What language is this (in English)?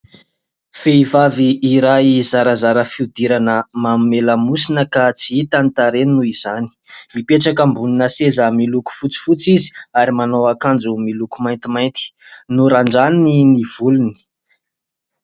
Malagasy